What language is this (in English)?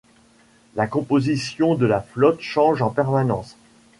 French